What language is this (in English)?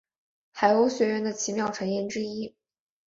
Chinese